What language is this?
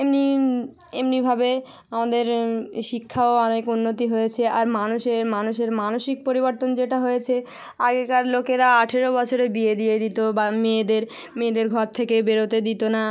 Bangla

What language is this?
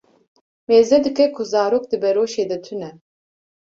Kurdish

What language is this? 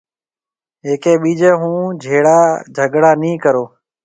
Marwari (Pakistan)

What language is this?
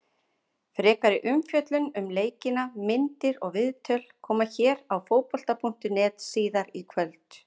Icelandic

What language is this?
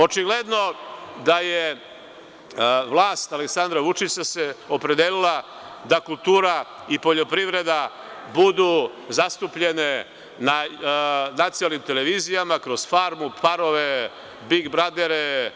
Serbian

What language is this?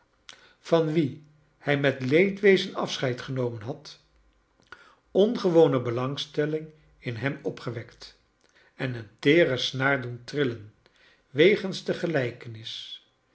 Dutch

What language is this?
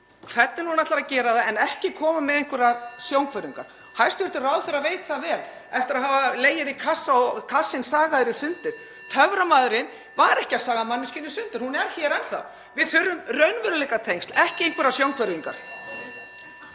Icelandic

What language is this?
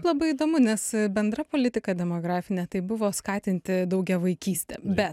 Lithuanian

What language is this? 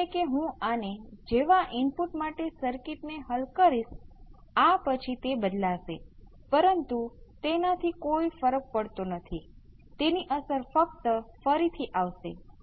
Gujarati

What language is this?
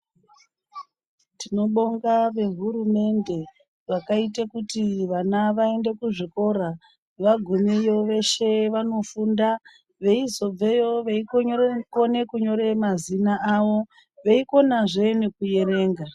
Ndau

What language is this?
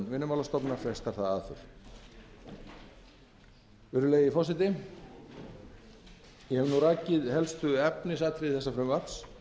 Icelandic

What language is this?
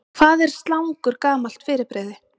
Icelandic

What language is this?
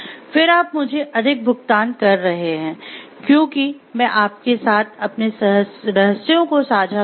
Hindi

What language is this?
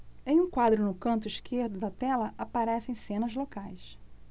Portuguese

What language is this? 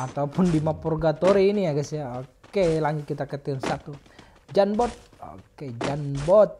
Indonesian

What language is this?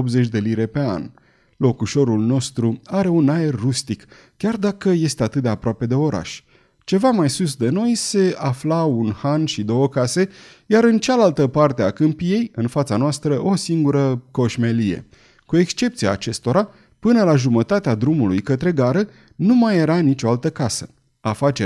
Romanian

